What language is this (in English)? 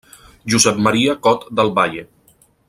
Catalan